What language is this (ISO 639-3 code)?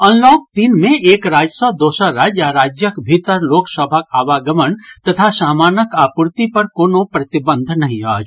mai